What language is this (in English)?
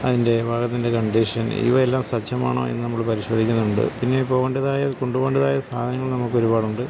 Malayalam